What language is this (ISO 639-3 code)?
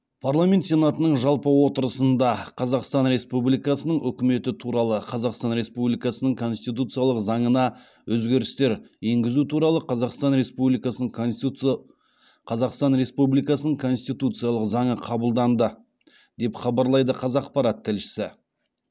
kaz